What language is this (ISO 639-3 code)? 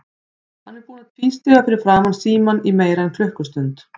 isl